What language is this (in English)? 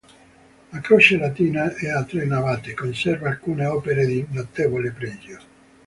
Italian